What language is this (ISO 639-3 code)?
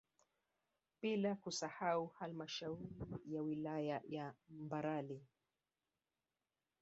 swa